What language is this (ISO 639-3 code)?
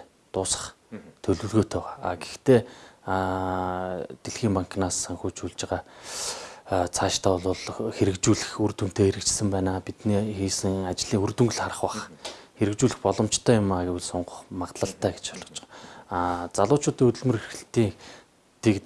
tur